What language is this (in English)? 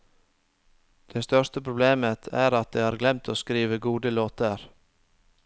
Norwegian